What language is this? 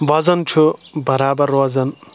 Kashmiri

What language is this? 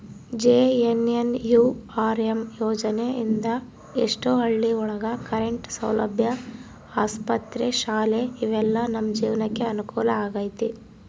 Kannada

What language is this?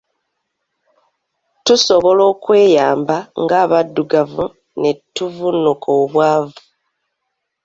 Ganda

